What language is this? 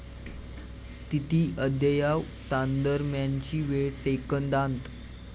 Marathi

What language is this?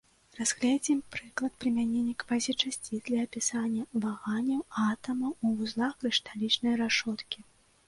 Belarusian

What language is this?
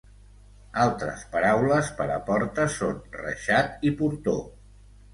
Catalan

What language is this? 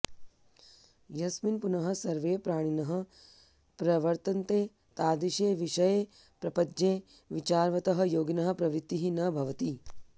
Sanskrit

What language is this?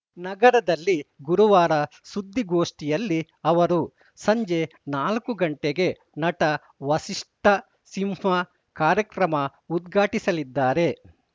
Kannada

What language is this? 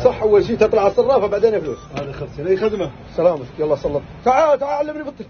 Arabic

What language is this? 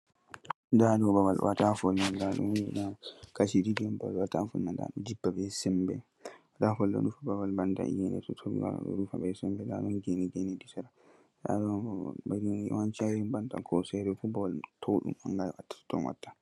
Fula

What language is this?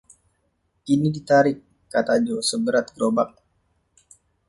Indonesian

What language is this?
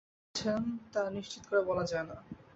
Bangla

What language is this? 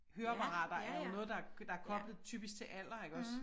Danish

